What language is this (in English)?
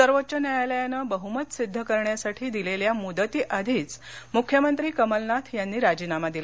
Marathi